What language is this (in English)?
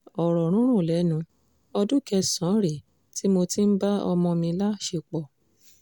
Yoruba